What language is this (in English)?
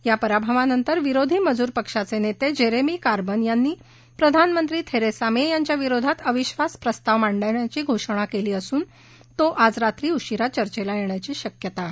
Marathi